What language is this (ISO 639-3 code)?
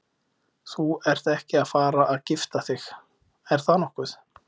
isl